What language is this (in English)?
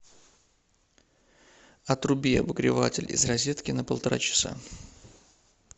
Russian